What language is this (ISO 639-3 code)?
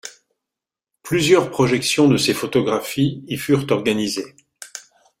fra